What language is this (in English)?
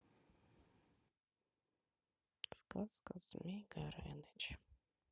Russian